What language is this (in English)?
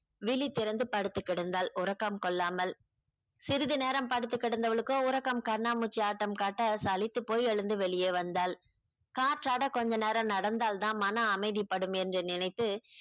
Tamil